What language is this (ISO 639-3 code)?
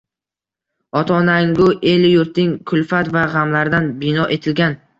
uzb